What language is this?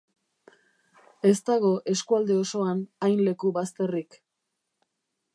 Basque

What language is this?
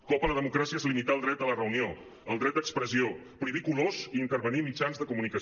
Catalan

